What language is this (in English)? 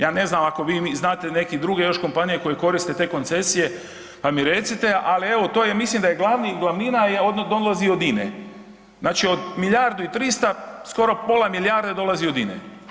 Croatian